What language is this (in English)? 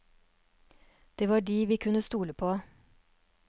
Norwegian